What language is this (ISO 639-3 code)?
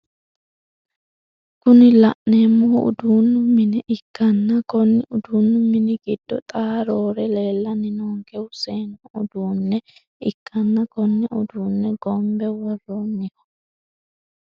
sid